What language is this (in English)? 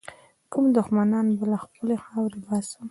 Pashto